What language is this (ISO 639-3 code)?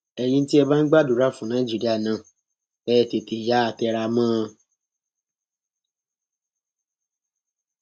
yor